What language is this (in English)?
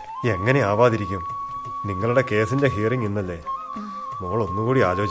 Malayalam